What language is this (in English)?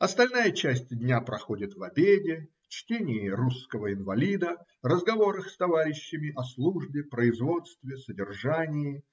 Russian